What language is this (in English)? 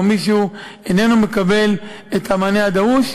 Hebrew